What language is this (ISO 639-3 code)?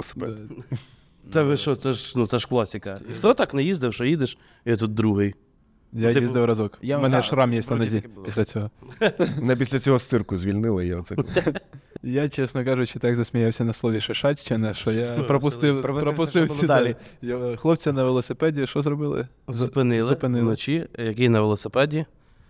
ukr